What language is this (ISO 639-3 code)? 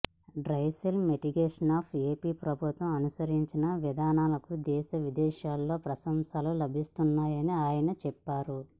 tel